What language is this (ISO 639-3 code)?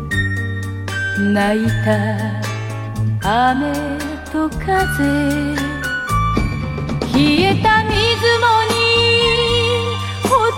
heb